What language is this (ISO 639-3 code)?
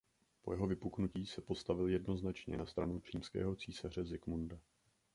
ces